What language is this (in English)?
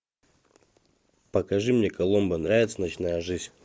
Russian